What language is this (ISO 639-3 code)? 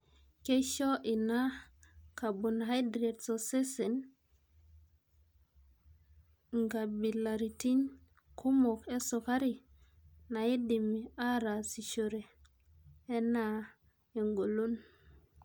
mas